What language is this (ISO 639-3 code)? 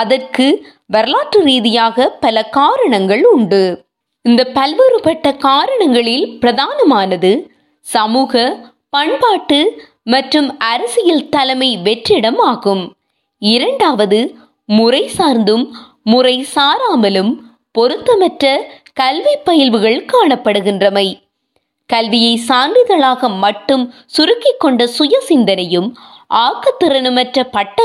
tam